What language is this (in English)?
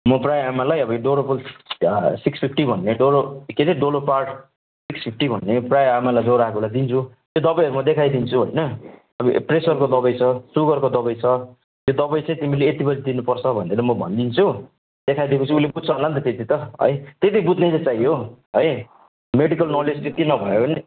Nepali